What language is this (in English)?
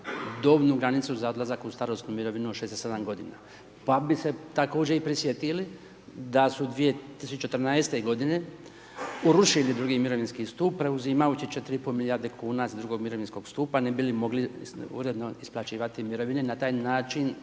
Croatian